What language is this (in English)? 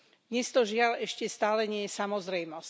Slovak